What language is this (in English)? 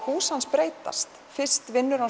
Icelandic